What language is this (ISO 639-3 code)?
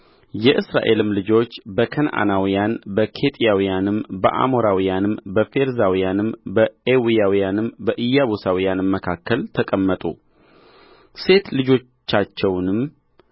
amh